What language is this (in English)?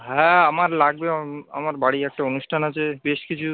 Bangla